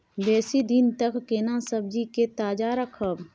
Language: Maithili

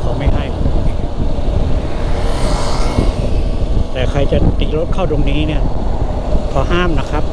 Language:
Thai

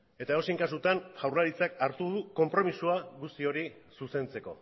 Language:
Basque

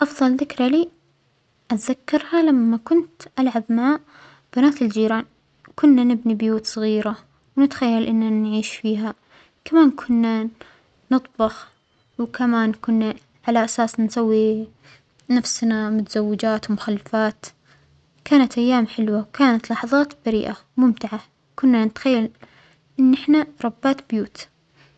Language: Omani Arabic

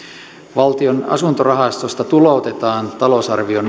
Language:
Finnish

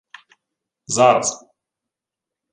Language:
Ukrainian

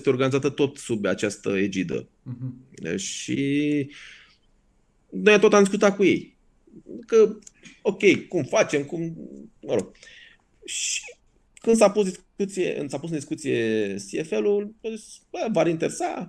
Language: Romanian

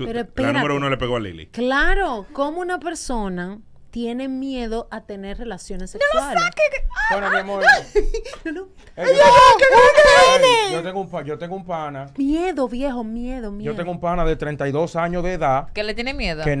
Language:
Spanish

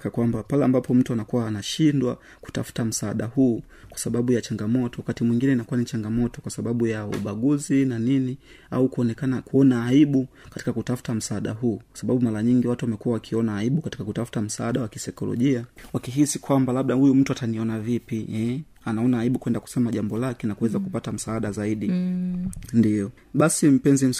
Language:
Swahili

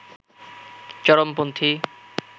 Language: Bangla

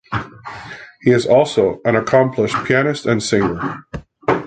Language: English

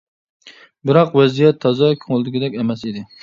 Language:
Uyghur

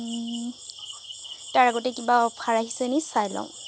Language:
Assamese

